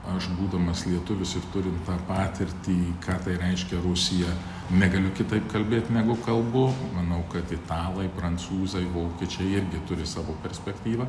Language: Lithuanian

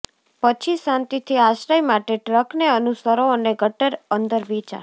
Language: Gujarati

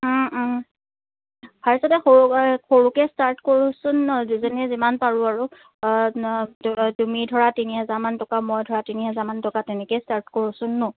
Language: Assamese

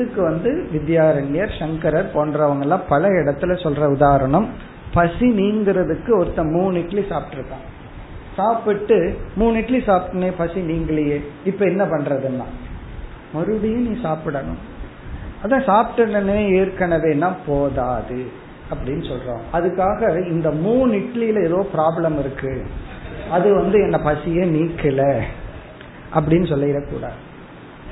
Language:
Tamil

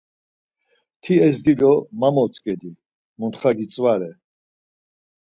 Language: Laz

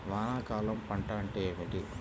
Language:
Telugu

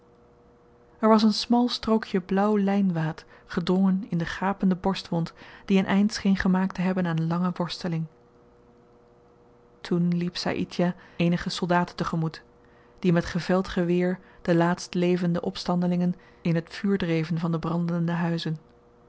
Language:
Dutch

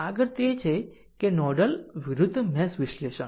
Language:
Gujarati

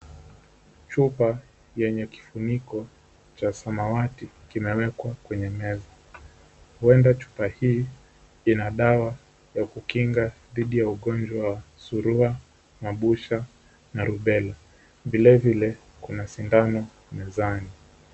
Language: Swahili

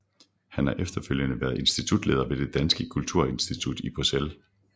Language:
Danish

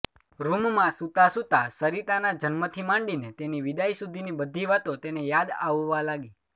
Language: Gujarati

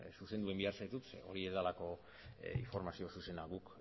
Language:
Basque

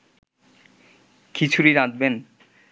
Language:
Bangla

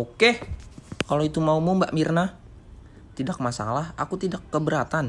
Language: Indonesian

